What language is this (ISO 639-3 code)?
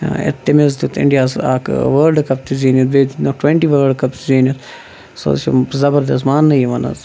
kas